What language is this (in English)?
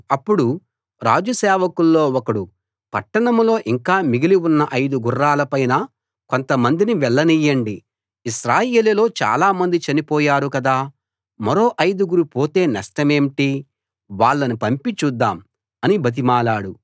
Telugu